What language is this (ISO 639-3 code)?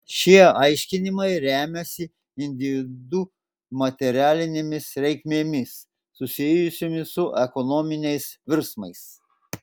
lit